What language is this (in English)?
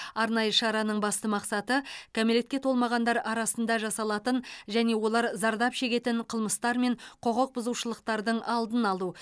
Kazakh